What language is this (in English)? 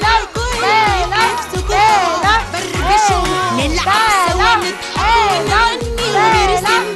Arabic